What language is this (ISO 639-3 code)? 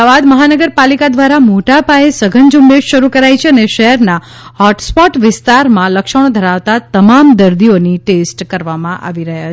guj